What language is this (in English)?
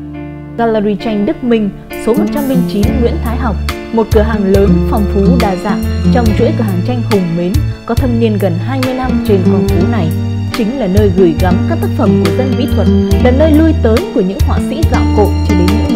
Vietnamese